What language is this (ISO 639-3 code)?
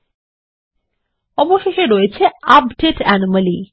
ben